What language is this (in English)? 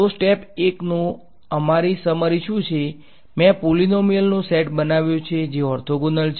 Gujarati